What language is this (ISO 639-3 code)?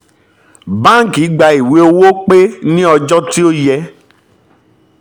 yor